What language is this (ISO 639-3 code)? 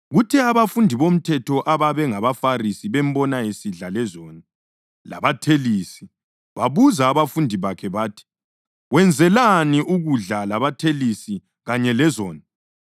nde